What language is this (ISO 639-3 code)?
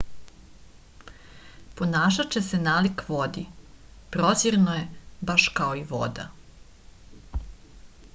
srp